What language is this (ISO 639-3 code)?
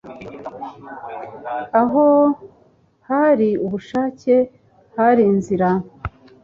kin